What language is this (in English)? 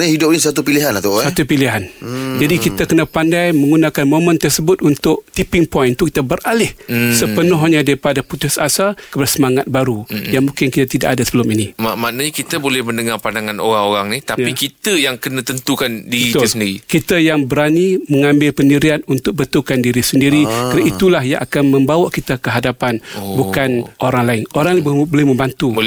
Malay